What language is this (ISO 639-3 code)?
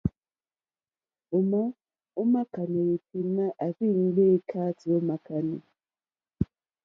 bri